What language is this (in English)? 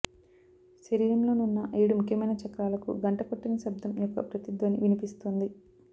Telugu